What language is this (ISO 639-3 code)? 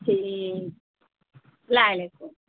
urd